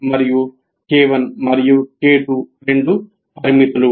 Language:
Telugu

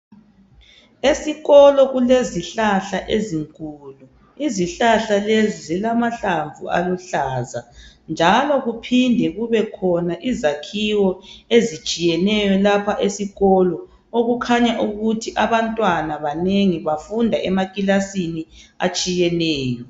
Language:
North Ndebele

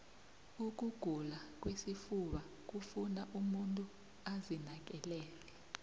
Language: South Ndebele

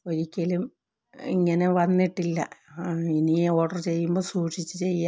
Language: Malayalam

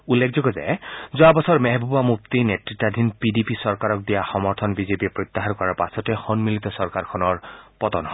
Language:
Assamese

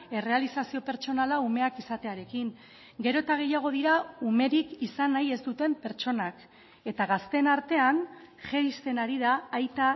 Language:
Basque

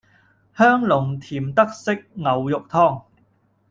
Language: Cantonese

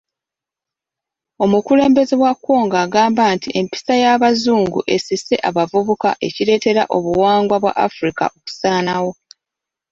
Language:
Ganda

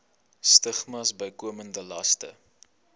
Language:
Afrikaans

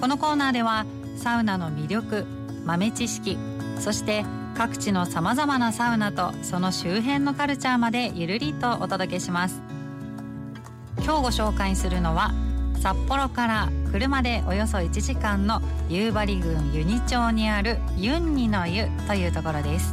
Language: Japanese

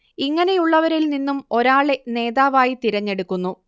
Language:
Malayalam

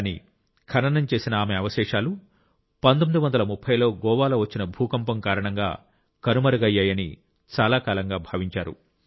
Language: Telugu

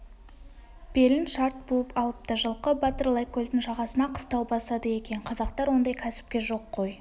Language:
Kazakh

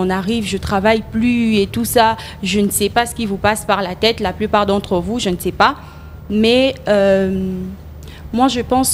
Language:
French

